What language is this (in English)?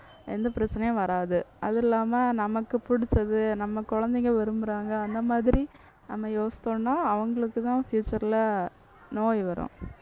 Tamil